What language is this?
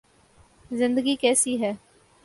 Urdu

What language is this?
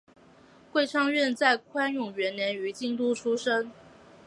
Chinese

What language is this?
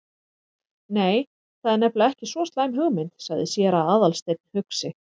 Icelandic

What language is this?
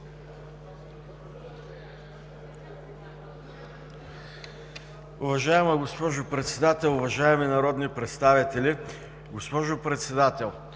Bulgarian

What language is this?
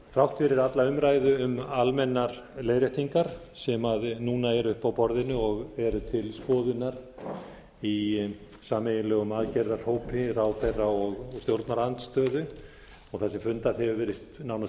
Icelandic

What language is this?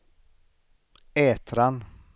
Swedish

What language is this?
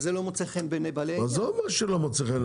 Hebrew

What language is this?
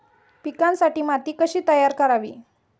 Marathi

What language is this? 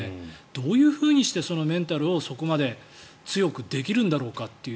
Japanese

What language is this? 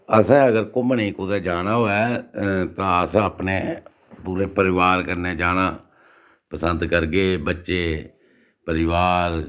Dogri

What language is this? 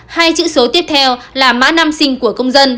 Vietnamese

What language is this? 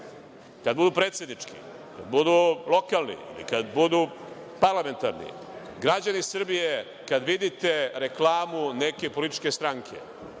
Serbian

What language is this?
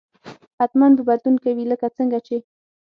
Pashto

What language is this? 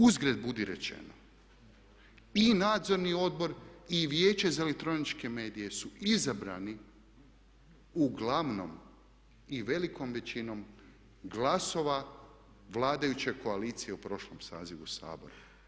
Croatian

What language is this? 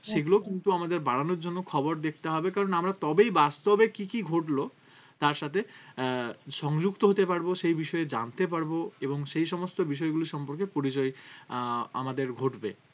Bangla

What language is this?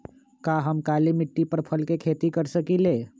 Magahi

